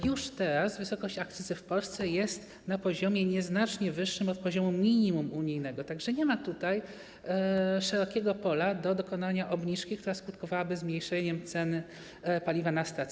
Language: Polish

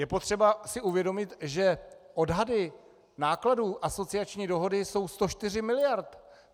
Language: Czech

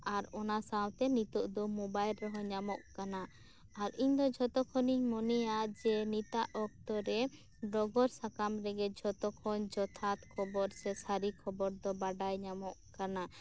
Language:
Santali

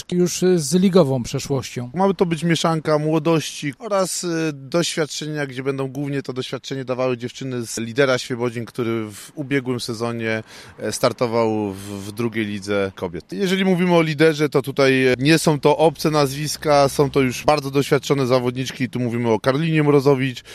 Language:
Polish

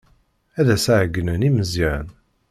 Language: Kabyle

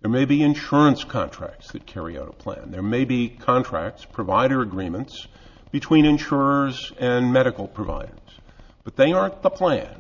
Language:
English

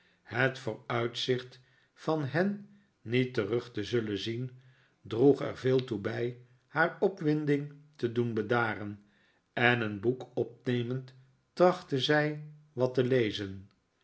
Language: Dutch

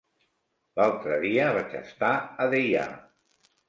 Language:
Catalan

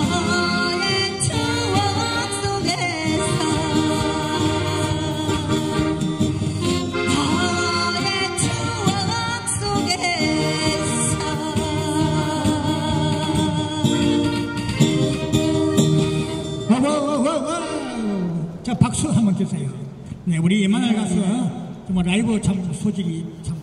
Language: Korean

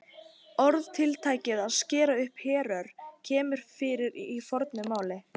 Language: Icelandic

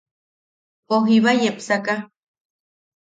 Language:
Yaqui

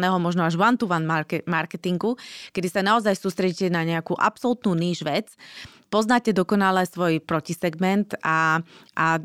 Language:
Slovak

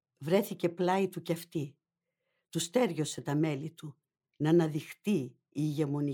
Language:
Greek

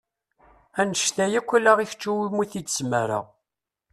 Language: Kabyle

